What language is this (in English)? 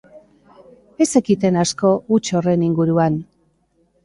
Basque